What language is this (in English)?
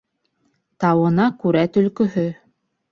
Bashkir